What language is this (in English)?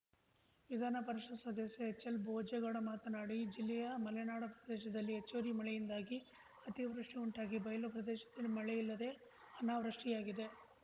Kannada